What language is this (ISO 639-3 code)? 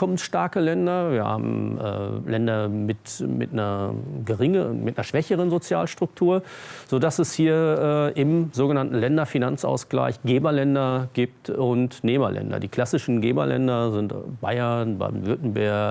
deu